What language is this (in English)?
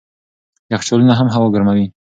Pashto